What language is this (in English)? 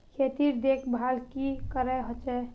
Magahi